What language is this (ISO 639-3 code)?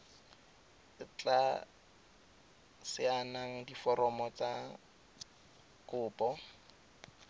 tsn